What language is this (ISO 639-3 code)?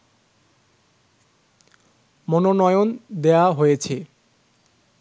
ben